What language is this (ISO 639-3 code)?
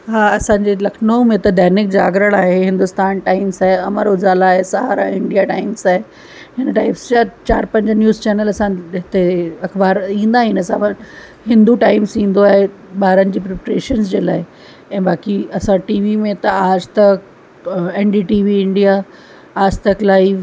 snd